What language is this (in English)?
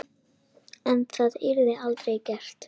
Icelandic